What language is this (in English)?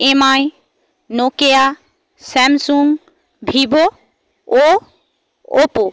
Bangla